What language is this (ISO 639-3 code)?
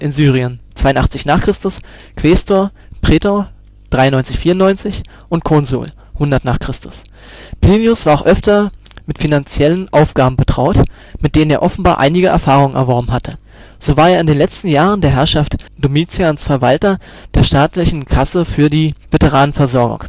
deu